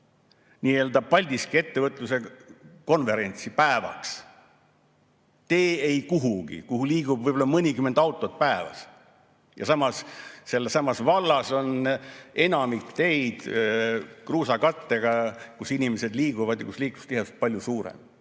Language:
Estonian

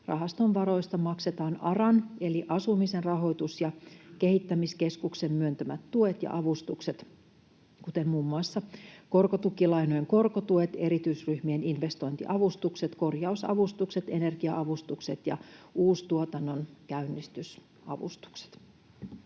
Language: Finnish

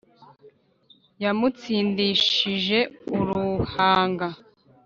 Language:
Kinyarwanda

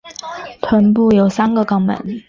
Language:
Chinese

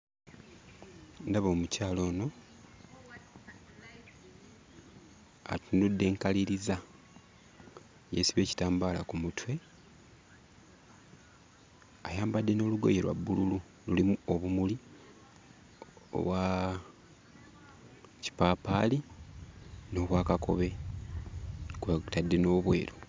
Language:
Ganda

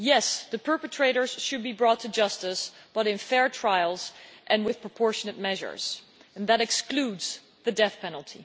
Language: English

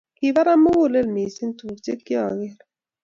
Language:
Kalenjin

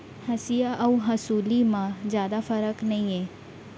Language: Chhattisgarhi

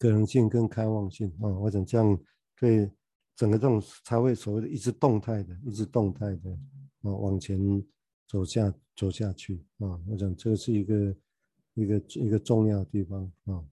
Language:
Chinese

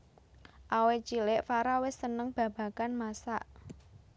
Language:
Javanese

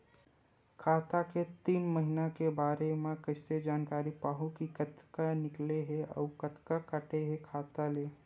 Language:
Chhattisgarhi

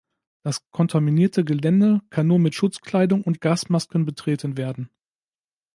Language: German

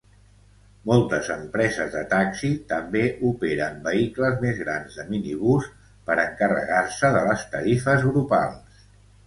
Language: Catalan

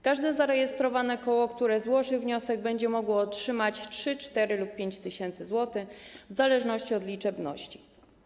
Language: Polish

